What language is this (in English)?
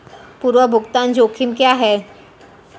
Hindi